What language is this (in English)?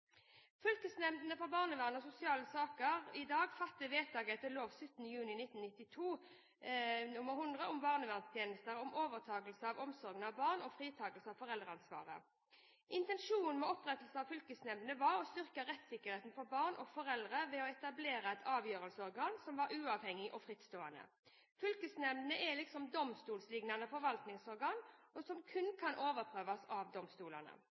Norwegian Bokmål